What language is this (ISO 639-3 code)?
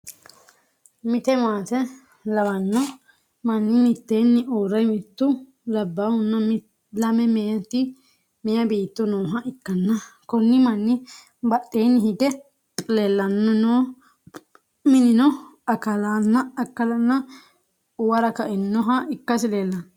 sid